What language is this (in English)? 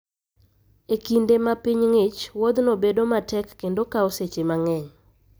Luo (Kenya and Tanzania)